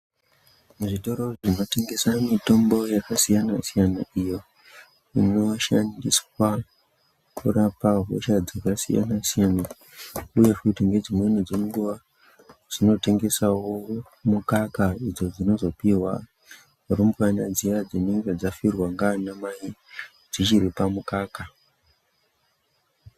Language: Ndau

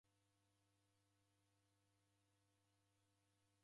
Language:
Taita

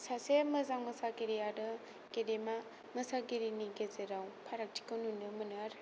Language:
Bodo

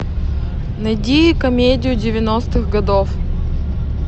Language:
Russian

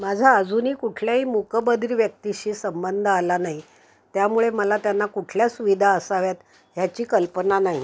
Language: Marathi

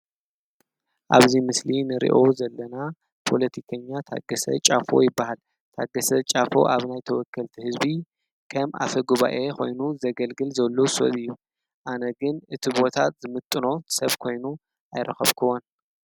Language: Tigrinya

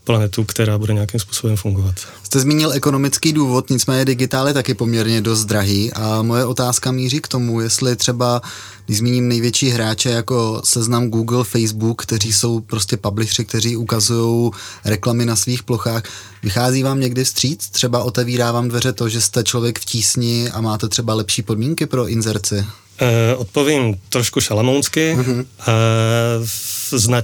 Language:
Czech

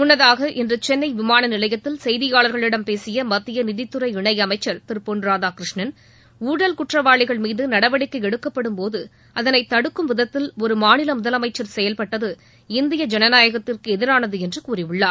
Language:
Tamil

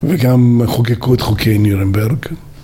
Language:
Hebrew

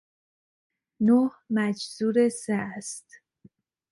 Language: Persian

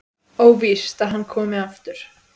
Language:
Icelandic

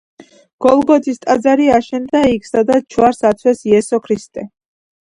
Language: Georgian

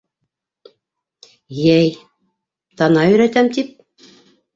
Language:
Bashkir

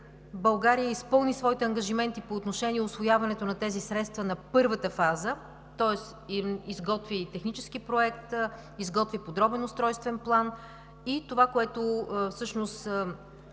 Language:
Bulgarian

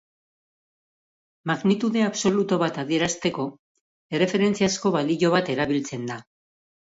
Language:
Basque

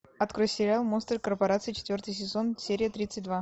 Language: Russian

